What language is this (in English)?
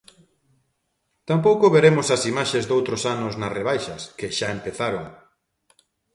Galician